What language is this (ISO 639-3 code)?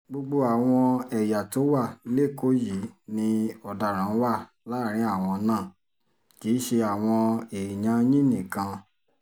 yor